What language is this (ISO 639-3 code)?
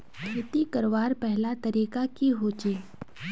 mag